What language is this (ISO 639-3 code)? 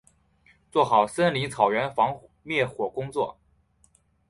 zho